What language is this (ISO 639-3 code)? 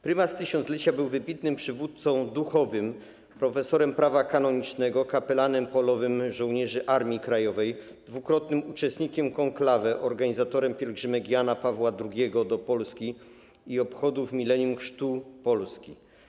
pol